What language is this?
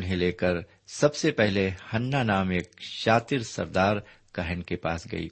Urdu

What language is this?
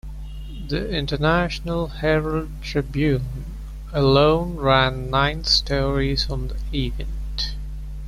English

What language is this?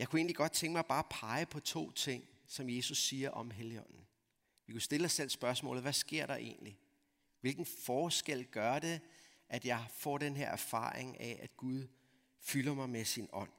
Danish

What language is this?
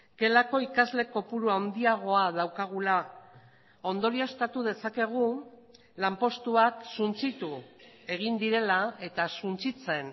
Basque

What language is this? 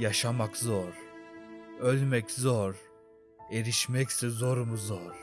Turkish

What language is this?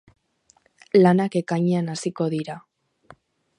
Basque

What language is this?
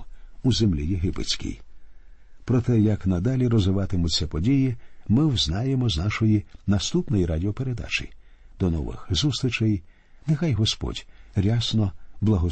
Ukrainian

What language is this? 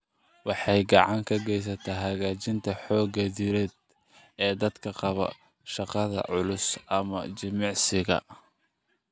Somali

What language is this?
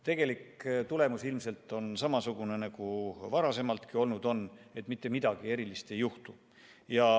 Estonian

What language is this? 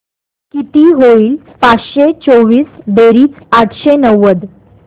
Marathi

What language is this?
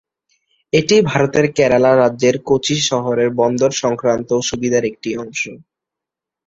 Bangla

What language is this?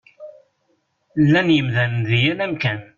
Kabyle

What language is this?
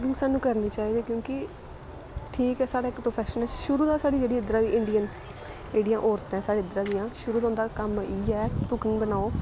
Dogri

